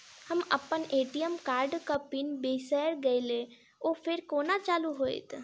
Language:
Maithili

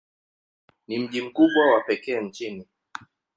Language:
Swahili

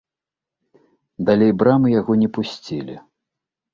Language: Belarusian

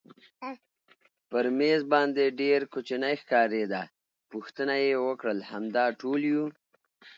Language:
Pashto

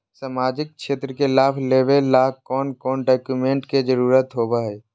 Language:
Magahi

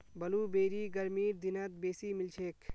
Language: Magahi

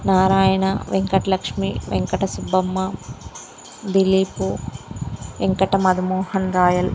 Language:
Telugu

